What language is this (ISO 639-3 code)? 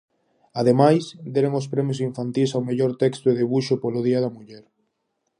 glg